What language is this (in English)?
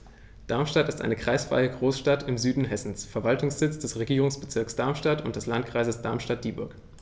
German